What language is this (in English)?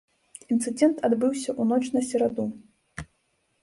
Belarusian